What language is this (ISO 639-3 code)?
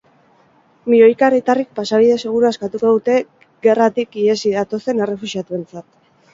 eus